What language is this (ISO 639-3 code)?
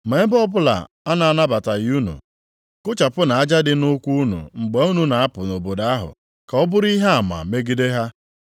ibo